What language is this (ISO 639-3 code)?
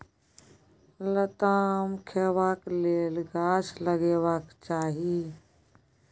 mai